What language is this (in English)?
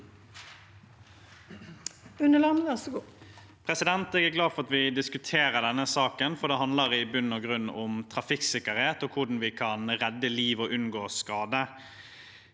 Norwegian